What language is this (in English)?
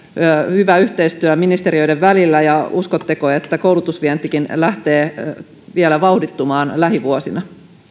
Finnish